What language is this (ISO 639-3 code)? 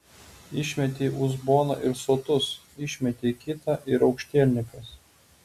lit